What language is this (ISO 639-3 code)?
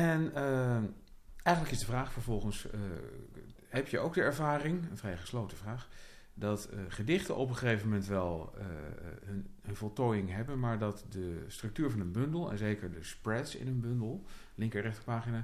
nld